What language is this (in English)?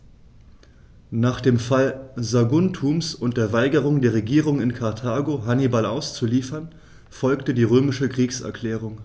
German